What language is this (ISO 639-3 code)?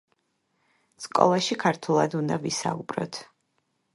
kat